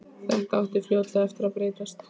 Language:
Icelandic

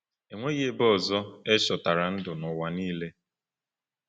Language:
Igbo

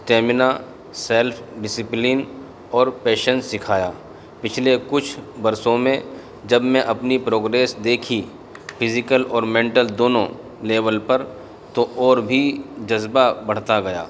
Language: Urdu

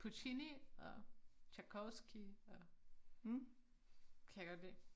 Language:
Danish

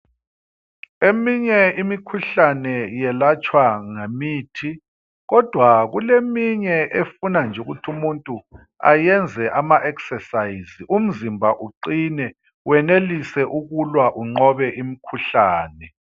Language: North Ndebele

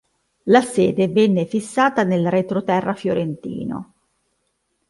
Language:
Italian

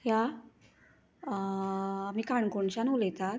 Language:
Konkani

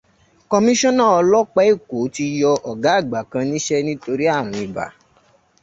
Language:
Yoruba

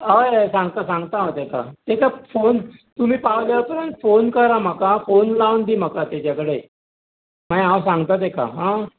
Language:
Konkani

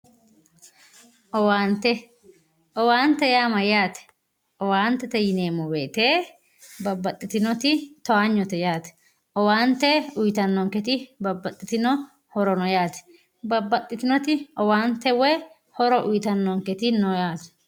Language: Sidamo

